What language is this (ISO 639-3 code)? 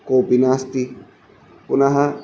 san